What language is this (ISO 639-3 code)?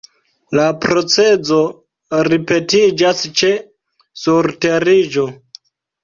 epo